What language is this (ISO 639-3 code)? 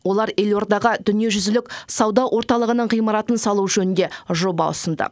kaz